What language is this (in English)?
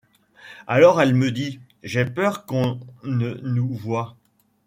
French